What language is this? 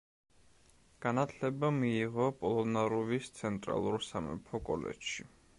Georgian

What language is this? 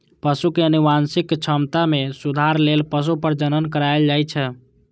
Maithili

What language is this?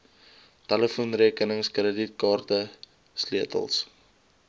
Afrikaans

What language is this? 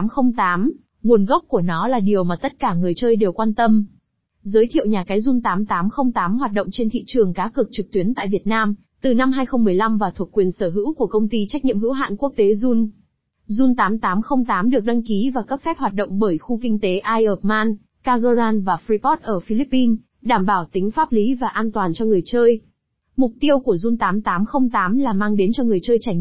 Vietnamese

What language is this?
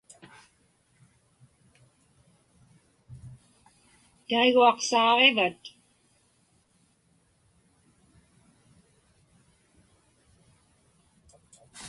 Inupiaq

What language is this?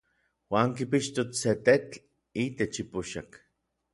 Orizaba Nahuatl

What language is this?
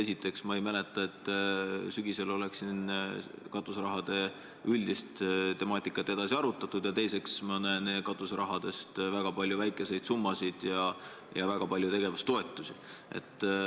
Estonian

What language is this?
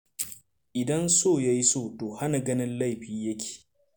Hausa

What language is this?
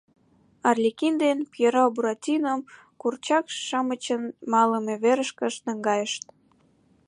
Mari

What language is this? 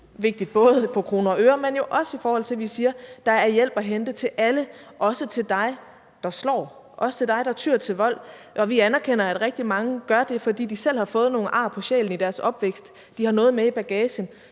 Danish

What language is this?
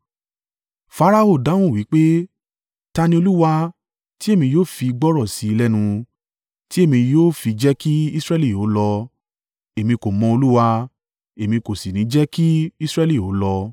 Yoruba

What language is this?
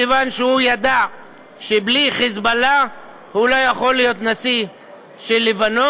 Hebrew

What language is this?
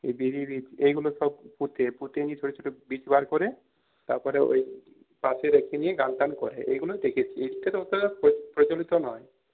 Bangla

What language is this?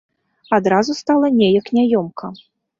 Belarusian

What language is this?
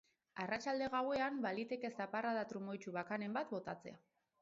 Basque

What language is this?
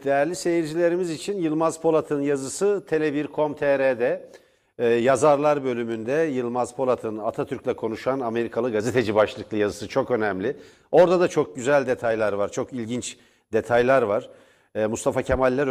Turkish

